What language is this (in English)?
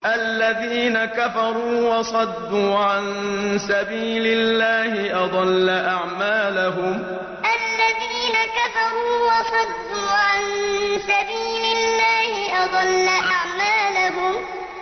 Arabic